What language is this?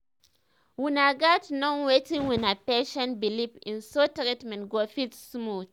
Nigerian Pidgin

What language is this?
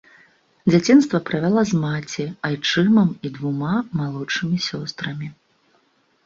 Belarusian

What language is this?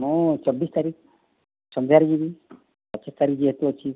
Odia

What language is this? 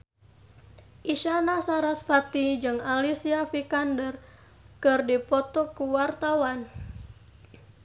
Sundanese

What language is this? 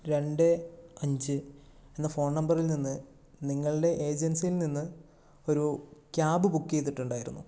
Malayalam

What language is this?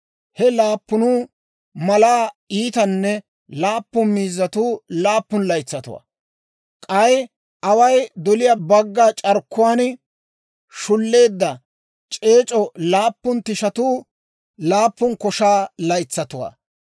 Dawro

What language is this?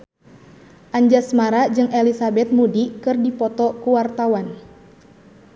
Sundanese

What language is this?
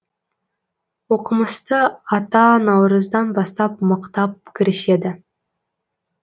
Kazakh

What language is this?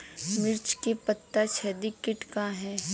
Bhojpuri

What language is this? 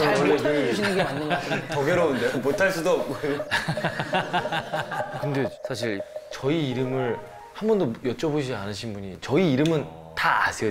Korean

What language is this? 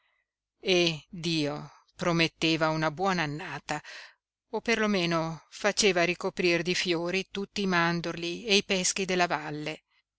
Italian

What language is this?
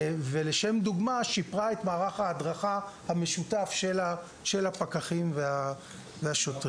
Hebrew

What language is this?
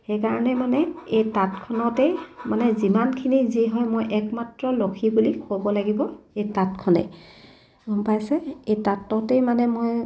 Assamese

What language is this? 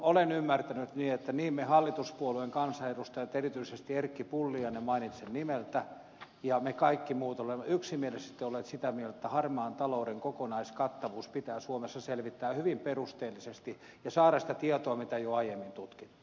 Finnish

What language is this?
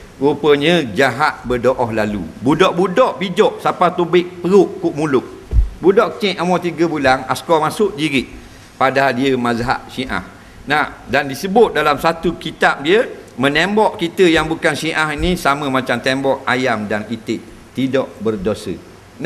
Malay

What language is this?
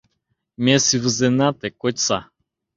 Mari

